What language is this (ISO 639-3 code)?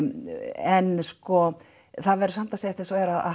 isl